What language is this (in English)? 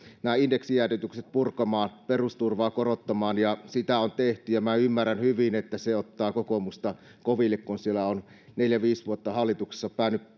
Finnish